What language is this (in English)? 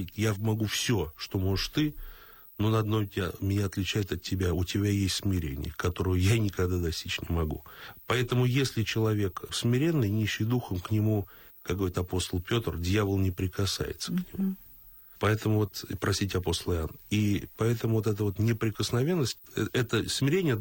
Russian